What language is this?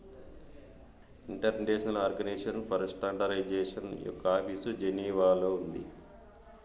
Telugu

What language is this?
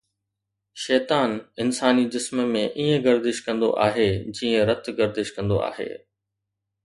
Sindhi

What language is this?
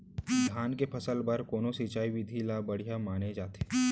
Chhattisgarhi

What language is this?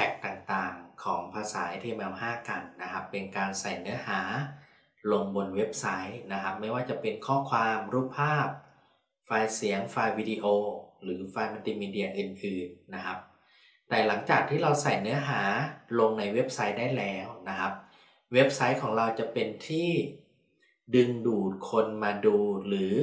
Thai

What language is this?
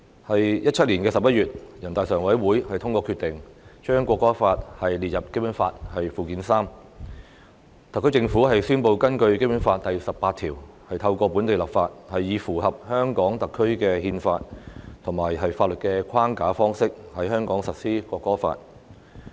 Cantonese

